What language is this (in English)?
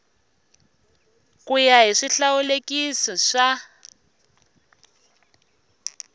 Tsonga